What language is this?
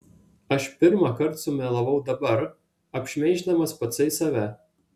Lithuanian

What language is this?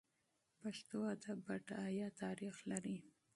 Pashto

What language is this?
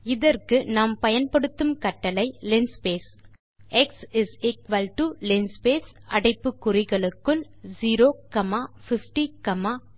Tamil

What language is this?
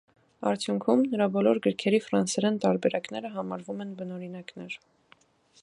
Armenian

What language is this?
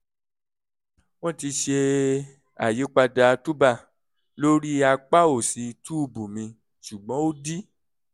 Yoruba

